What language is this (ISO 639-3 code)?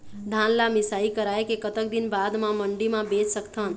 hne